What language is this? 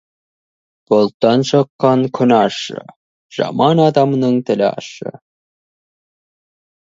Kazakh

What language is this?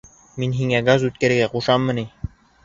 Bashkir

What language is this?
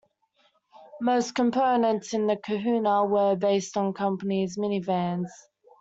English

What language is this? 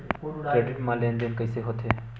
Chhattisgarhi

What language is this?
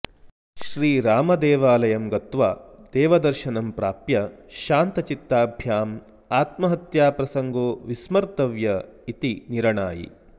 Sanskrit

